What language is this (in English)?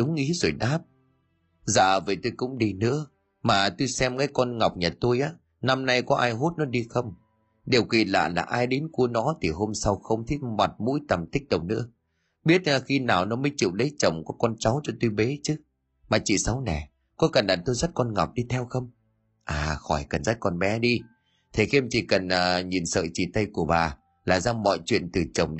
Vietnamese